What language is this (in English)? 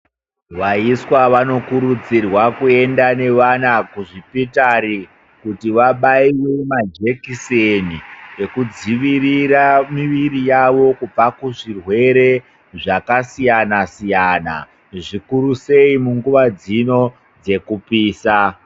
Ndau